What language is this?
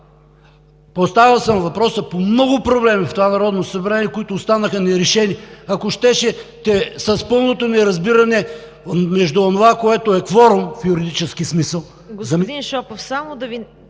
Bulgarian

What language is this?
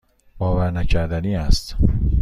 Persian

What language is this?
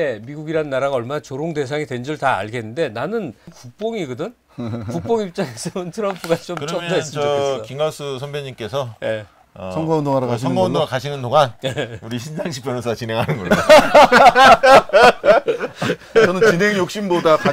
Korean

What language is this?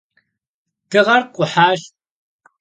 Kabardian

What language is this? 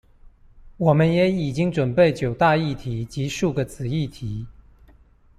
Chinese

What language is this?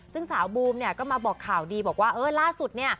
Thai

